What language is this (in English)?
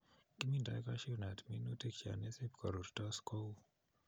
Kalenjin